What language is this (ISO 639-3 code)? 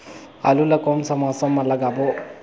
hne